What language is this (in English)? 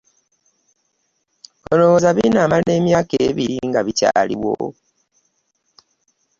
Ganda